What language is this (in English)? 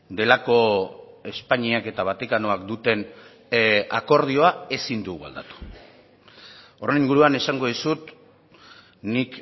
Basque